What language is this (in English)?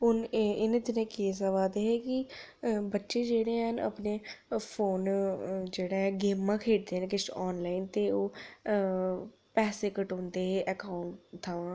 Dogri